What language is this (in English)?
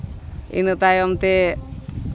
Santali